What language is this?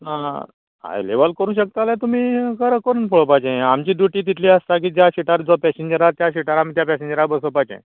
Konkani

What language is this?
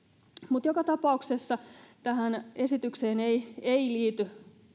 Finnish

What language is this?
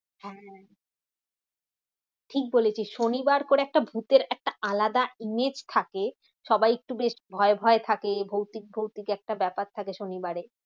Bangla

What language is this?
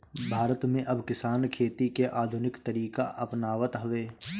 Bhojpuri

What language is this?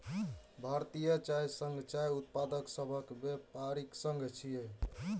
Maithili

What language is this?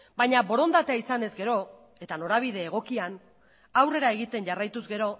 Basque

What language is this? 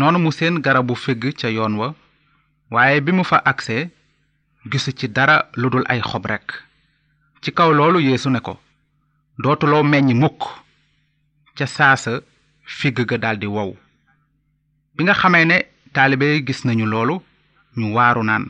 Italian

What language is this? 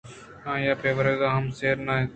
Eastern Balochi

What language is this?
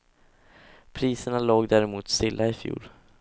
Swedish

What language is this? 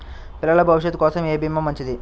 Telugu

